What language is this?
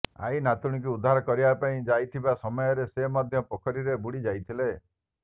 Odia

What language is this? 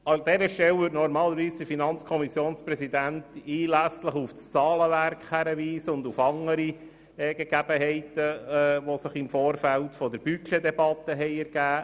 Swiss German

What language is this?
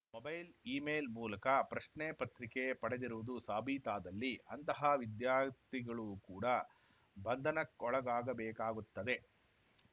Kannada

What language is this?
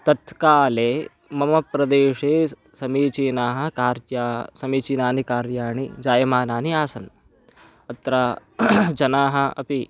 Sanskrit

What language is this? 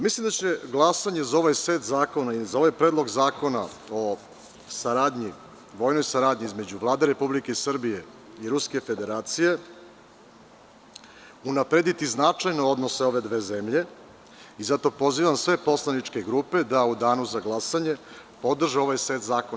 Serbian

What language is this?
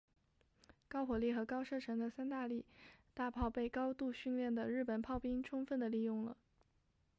Chinese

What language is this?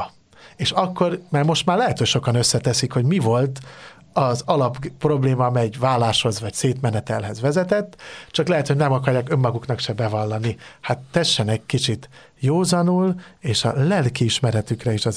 Hungarian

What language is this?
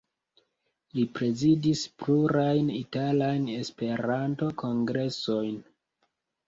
Esperanto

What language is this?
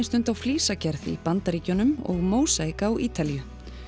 Icelandic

